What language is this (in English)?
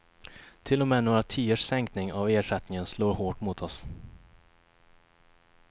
Swedish